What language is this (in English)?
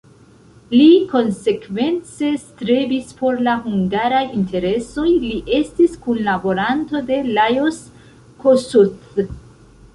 Esperanto